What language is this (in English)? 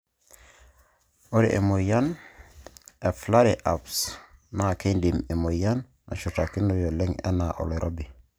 Masai